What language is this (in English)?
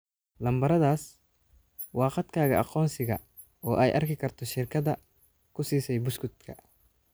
Somali